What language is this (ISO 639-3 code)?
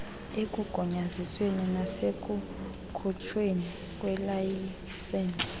xho